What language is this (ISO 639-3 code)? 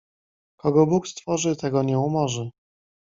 pol